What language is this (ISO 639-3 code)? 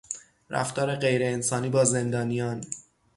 fas